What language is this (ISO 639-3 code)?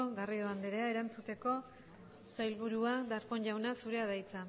eus